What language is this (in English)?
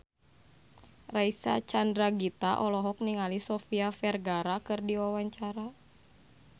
Sundanese